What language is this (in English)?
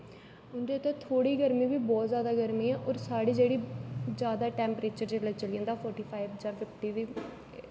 Dogri